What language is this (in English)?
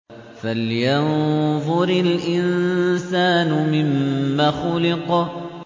Arabic